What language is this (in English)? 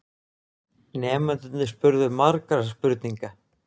Icelandic